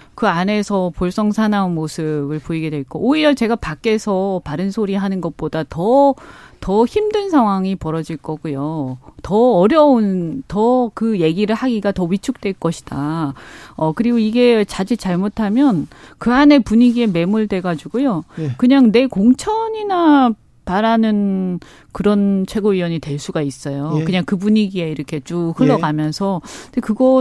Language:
Korean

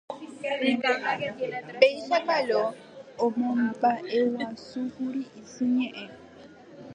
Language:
Guarani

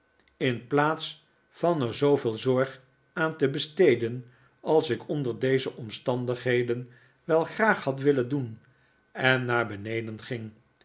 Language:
Dutch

